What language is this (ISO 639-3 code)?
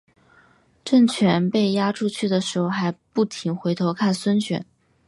zho